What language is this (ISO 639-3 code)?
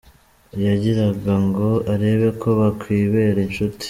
kin